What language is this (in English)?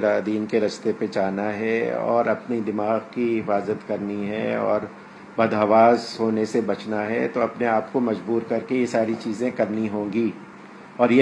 Urdu